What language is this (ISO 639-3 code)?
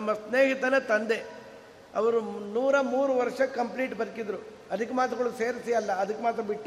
kan